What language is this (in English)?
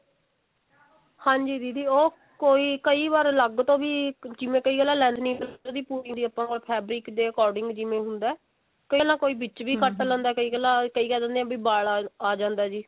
Punjabi